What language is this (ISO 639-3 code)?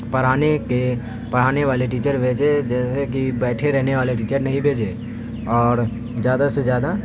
urd